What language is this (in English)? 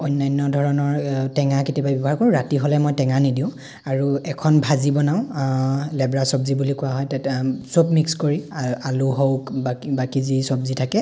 Assamese